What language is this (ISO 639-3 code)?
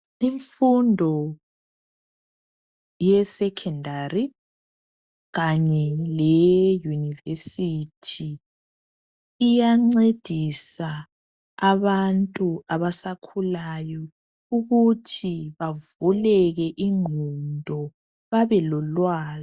nde